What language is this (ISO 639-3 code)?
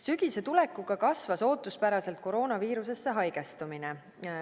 est